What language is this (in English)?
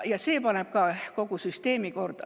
Estonian